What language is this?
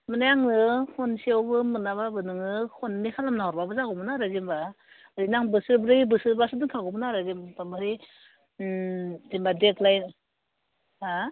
Bodo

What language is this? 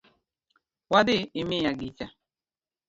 Luo (Kenya and Tanzania)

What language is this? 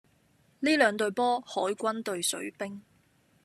Cantonese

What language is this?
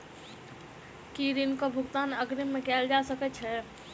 Maithili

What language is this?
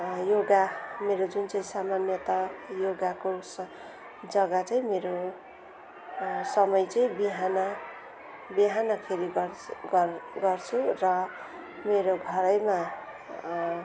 Nepali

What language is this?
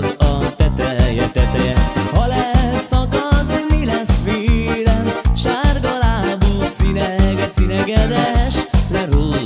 Arabic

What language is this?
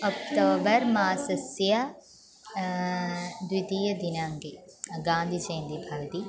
Sanskrit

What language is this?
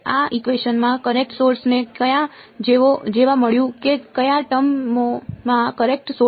Gujarati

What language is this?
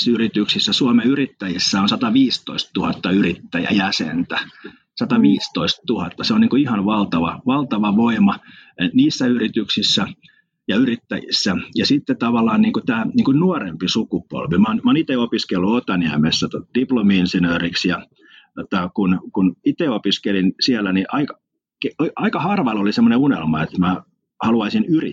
Finnish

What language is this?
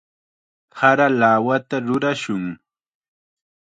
Chiquián Ancash Quechua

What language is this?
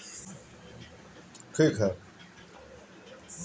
Bhojpuri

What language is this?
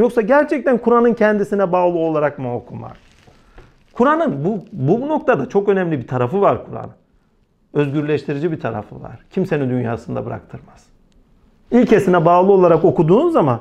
Turkish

